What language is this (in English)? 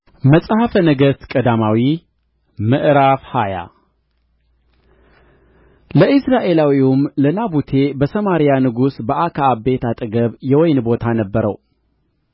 Amharic